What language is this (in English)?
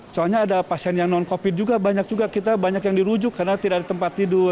Indonesian